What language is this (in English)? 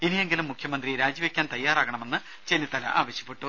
Malayalam